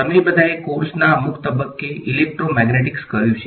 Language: Gujarati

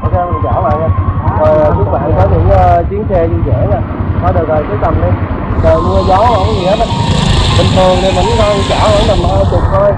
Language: Vietnamese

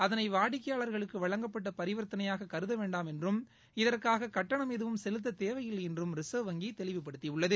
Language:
Tamil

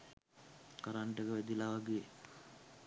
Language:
Sinhala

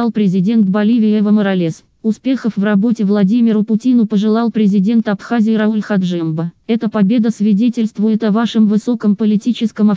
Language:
Russian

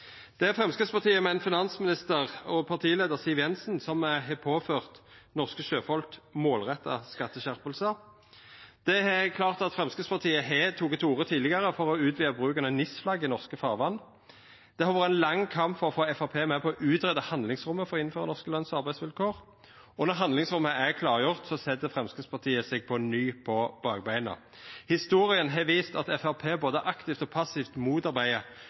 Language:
Norwegian Nynorsk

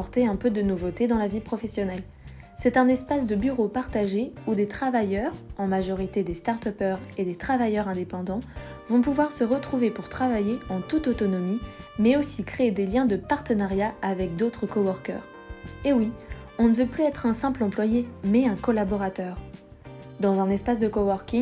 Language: French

